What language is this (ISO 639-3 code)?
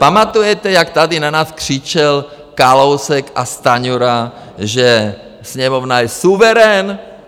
ces